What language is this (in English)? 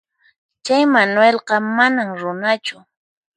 Puno Quechua